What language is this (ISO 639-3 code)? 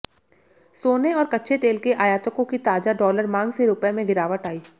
hin